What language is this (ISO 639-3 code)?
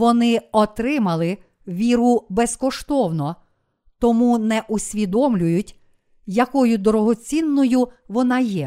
ukr